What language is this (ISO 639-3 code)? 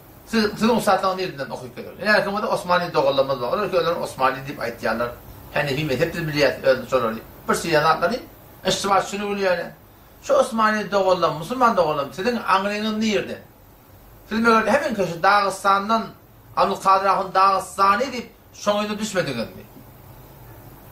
fas